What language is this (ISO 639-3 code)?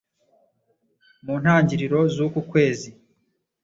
kin